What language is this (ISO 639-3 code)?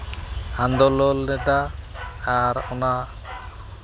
sat